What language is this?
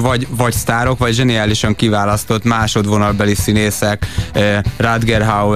Hungarian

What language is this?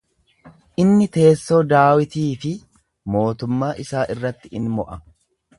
Oromo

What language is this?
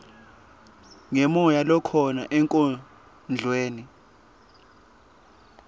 Swati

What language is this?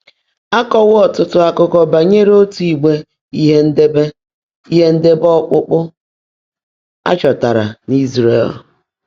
Igbo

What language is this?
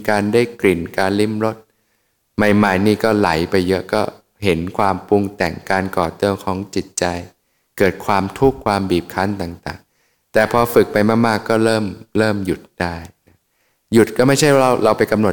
Thai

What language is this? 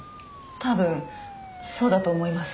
Japanese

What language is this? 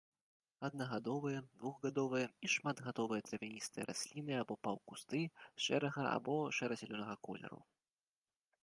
Belarusian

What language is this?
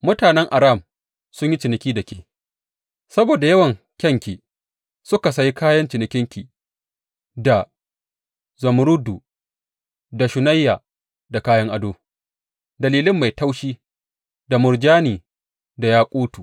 Hausa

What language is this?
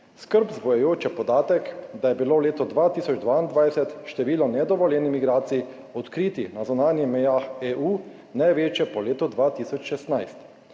Slovenian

